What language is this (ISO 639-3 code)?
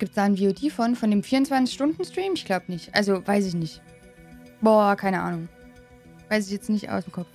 deu